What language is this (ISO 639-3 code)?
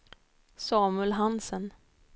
swe